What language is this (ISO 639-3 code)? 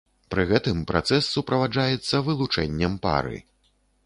bel